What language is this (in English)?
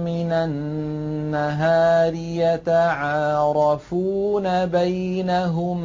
Arabic